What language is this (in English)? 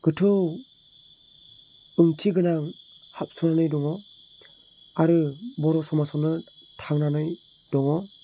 Bodo